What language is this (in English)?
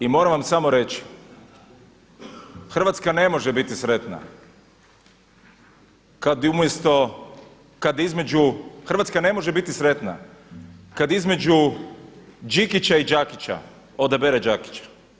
Croatian